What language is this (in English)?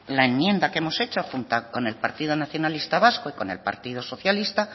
Spanish